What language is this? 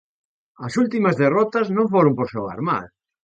Galician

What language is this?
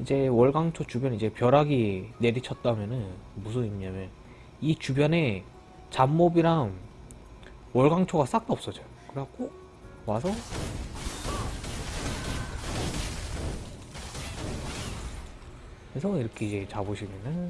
Korean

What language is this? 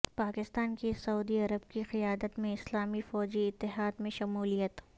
Urdu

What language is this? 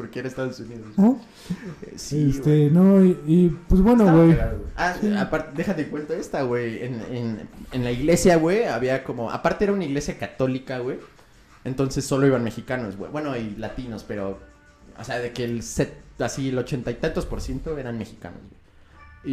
Spanish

